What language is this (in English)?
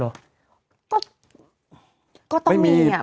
Thai